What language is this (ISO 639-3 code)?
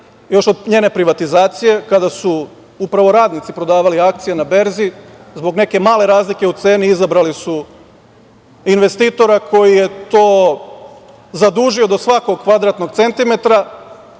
srp